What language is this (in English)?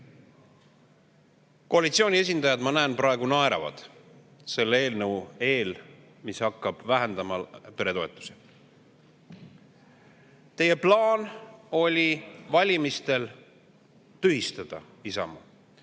Estonian